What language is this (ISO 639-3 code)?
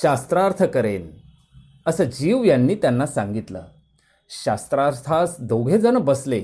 mar